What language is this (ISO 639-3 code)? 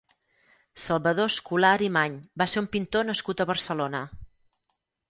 cat